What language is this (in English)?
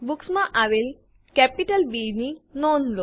Gujarati